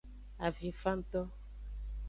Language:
Aja (Benin)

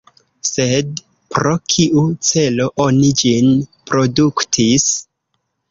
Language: Esperanto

